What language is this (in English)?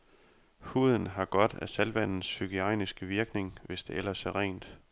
Danish